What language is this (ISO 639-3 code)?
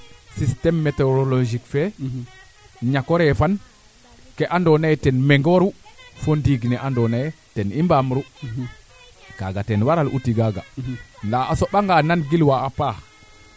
srr